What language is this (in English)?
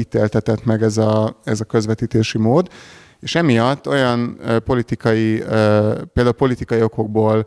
Hungarian